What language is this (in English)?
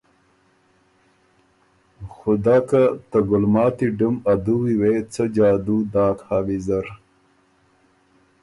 Ormuri